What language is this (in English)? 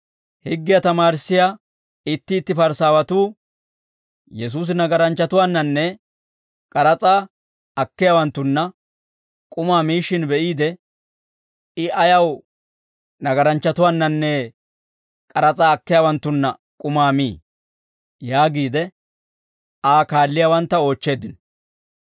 Dawro